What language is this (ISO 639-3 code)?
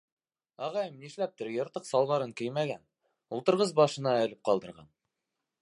bak